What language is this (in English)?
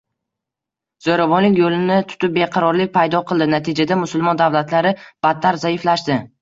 Uzbek